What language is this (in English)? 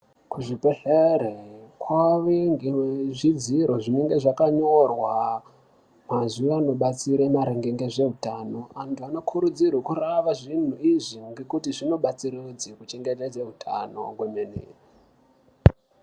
Ndau